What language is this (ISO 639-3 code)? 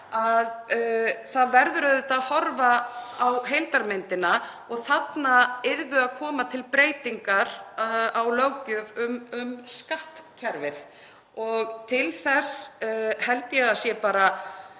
isl